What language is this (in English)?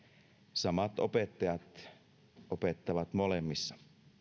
Finnish